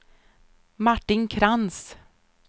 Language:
Swedish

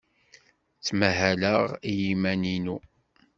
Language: Kabyle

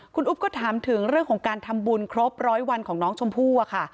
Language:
Thai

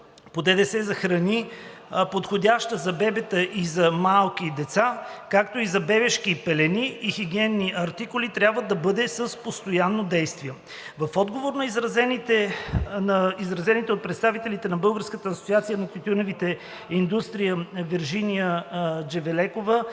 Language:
Bulgarian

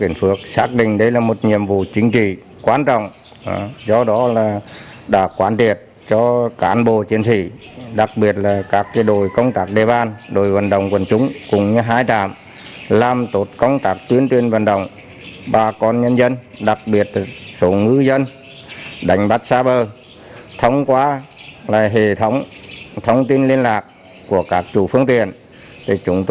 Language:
Vietnamese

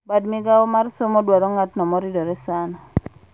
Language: Luo (Kenya and Tanzania)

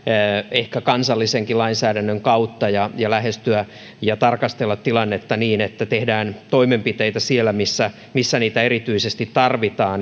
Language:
Finnish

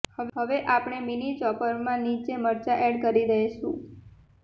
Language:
Gujarati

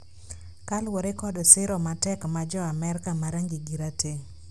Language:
Luo (Kenya and Tanzania)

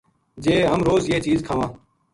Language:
Gujari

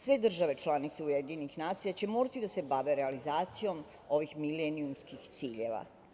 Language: Serbian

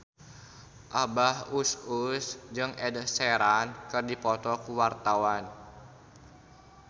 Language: Sundanese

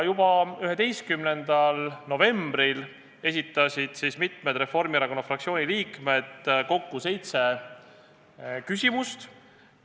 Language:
Estonian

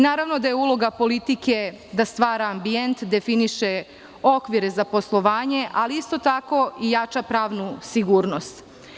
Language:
Serbian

